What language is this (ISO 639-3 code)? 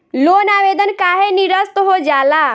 bho